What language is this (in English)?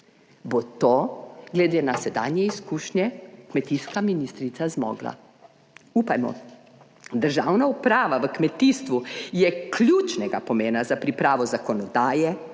Slovenian